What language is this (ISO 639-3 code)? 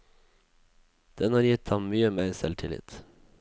nor